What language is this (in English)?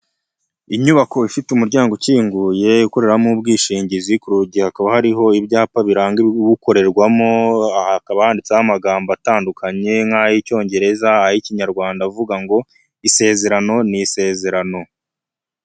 Kinyarwanda